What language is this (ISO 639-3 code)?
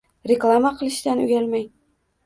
uzb